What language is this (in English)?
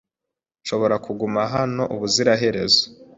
Kinyarwanda